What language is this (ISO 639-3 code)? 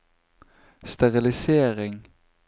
nor